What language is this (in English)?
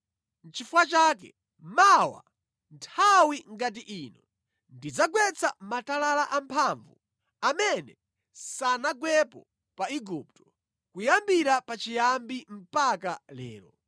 Nyanja